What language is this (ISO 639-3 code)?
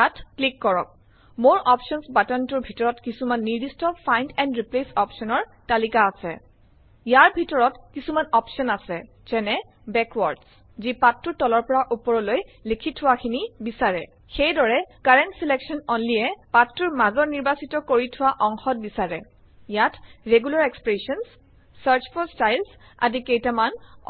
asm